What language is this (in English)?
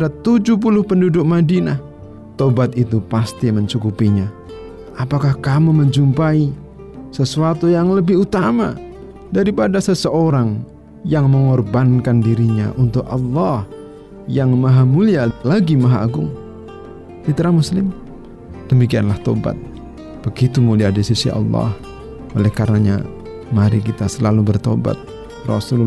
Indonesian